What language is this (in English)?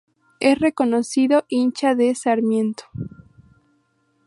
Spanish